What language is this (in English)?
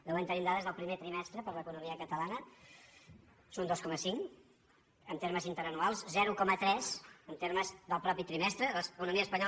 Catalan